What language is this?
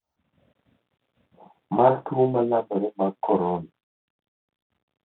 Luo (Kenya and Tanzania)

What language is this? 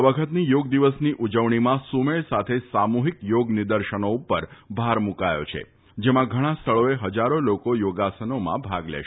Gujarati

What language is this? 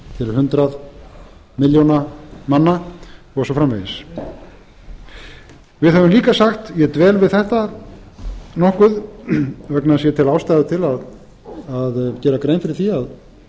Icelandic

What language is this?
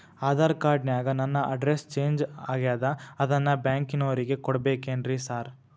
Kannada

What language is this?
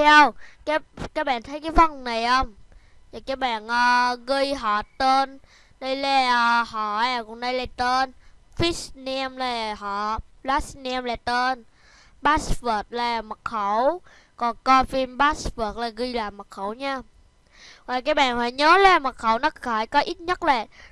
Vietnamese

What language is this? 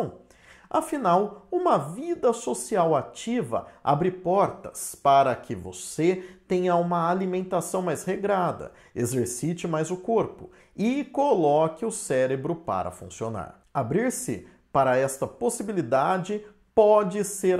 Portuguese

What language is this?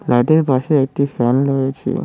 Bangla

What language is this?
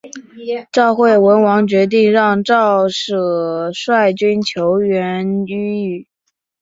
Chinese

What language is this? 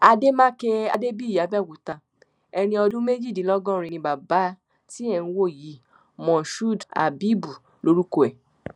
Yoruba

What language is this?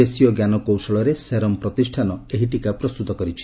Odia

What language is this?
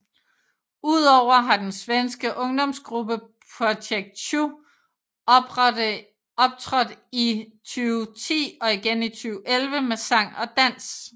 Danish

